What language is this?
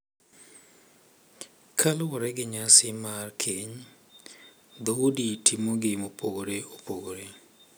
Luo (Kenya and Tanzania)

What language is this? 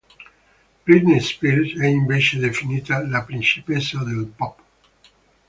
Italian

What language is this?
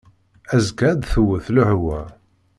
Kabyle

